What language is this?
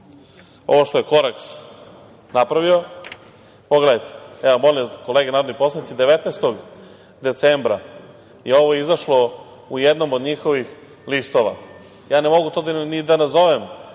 Serbian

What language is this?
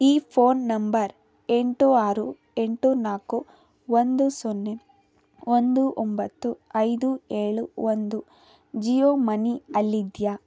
Kannada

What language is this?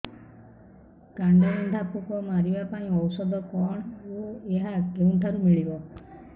Odia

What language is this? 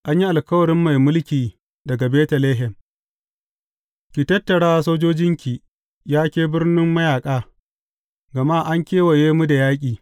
Hausa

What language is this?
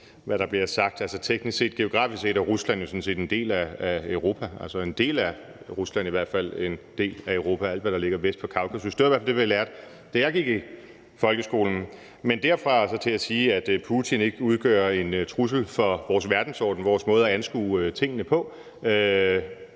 Danish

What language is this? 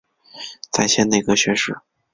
Chinese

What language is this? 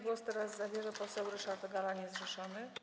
Polish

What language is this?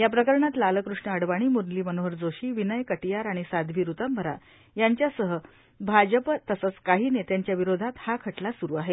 Marathi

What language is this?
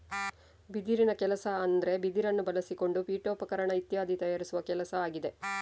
Kannada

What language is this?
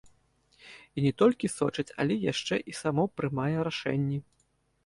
Belarusian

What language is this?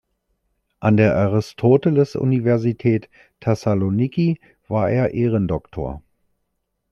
German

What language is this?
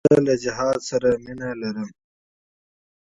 Pashto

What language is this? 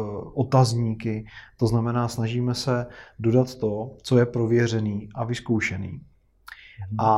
Czech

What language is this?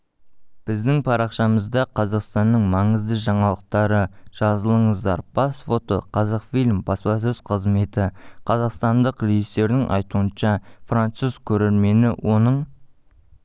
Kazakh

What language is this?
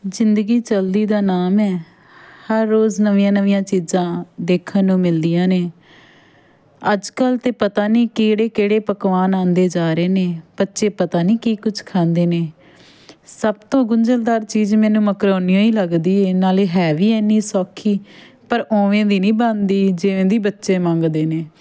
Punjabi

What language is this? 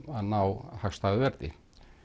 Icelandic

